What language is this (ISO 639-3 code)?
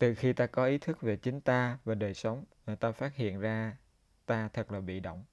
vie